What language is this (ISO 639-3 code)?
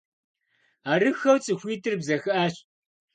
kbd